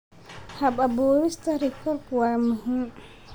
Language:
Somali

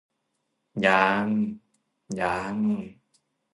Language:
Thai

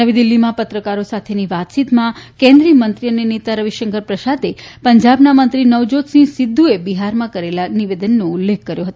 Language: Gujarati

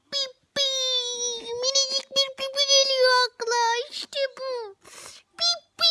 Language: Turkish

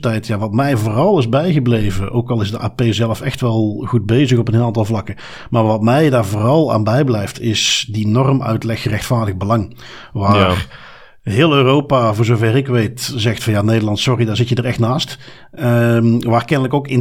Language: Dutch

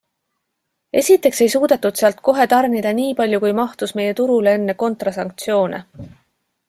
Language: Estonian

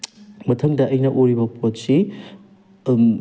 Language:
Manipuri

